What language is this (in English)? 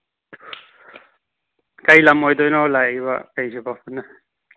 Manipuri